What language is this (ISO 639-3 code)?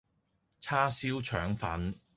yue